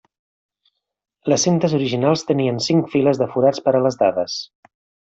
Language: Catalan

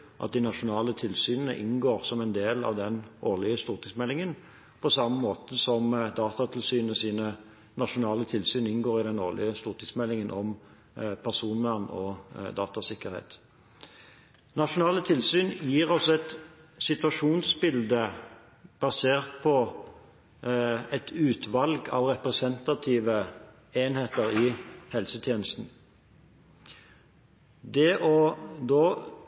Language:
Norwegian Bokmål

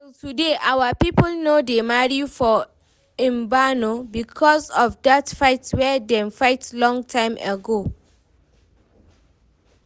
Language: Nigerian Pidgin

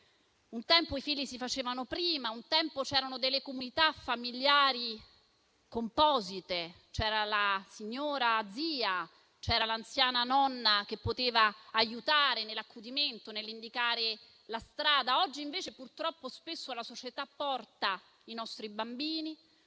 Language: Italian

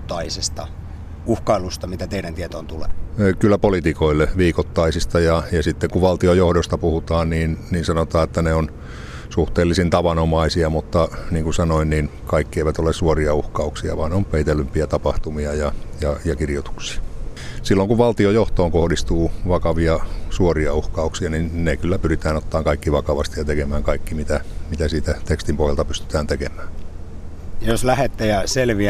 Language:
Finnish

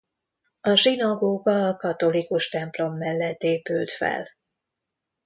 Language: Hungarian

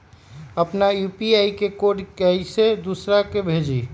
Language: Magahi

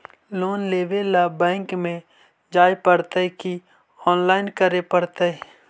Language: Magahi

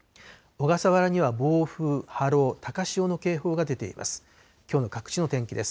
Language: Japanese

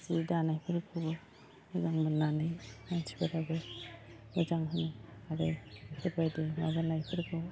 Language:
Bodo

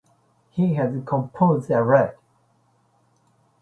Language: English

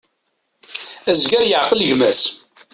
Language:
Kabyle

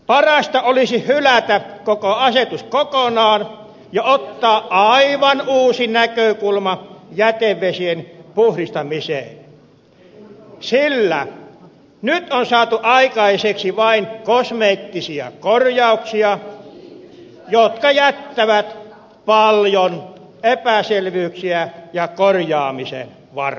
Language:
Finnish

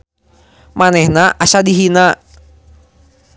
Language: Sundanese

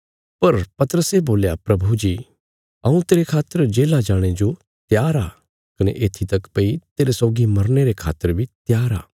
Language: Bilaspuri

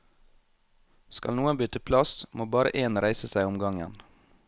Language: Norwegian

